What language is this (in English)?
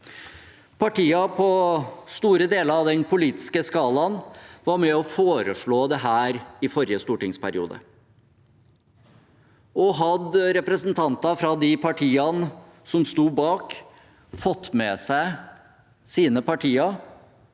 Norwegian